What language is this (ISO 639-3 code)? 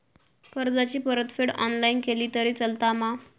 mar